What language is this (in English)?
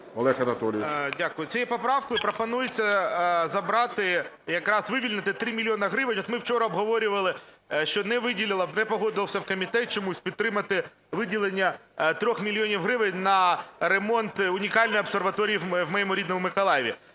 Ukrainian